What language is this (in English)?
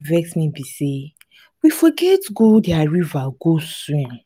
Nigerian Pidgin